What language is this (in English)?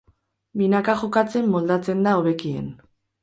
Basque